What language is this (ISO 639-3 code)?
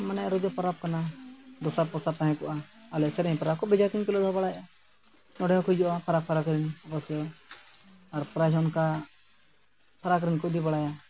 sat